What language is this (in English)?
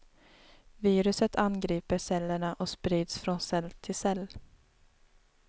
Swedish